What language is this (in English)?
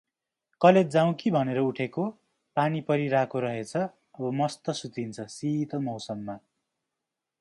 Nepali